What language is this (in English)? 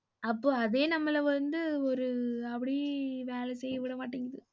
Tamil